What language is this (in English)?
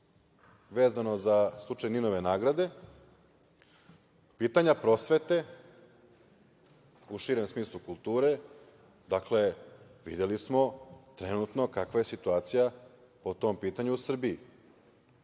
Serbian